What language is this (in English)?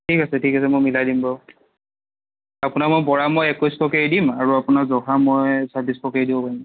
Assamese